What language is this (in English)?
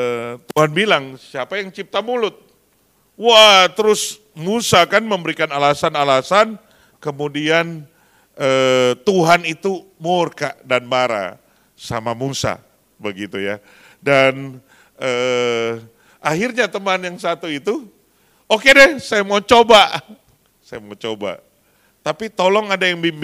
Indonesian